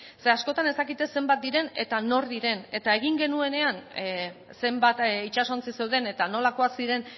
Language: Basque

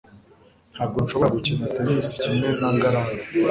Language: Kinyarwanda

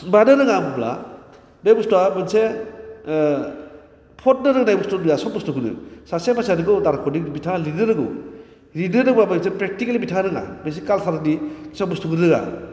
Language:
Bodo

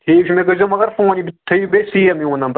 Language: Kashmiri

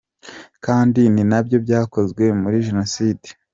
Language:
Kinyarwanda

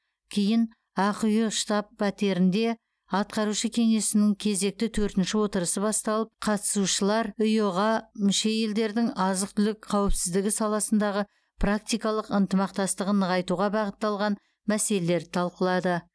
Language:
Kazakh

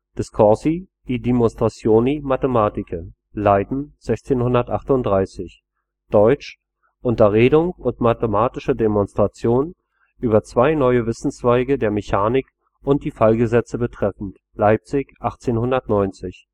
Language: German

